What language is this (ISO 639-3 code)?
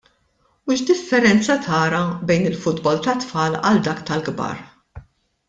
mlt